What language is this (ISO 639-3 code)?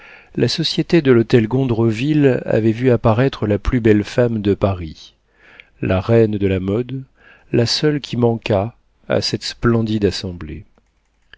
fra